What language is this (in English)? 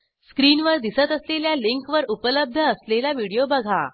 Marathi